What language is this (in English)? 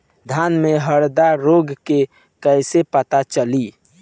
Bhojpuri